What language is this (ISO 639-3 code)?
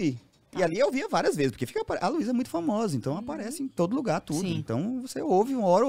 por